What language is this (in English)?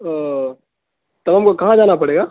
Urdu